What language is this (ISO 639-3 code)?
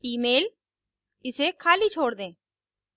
hin